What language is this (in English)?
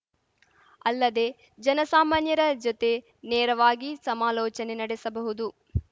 Kannada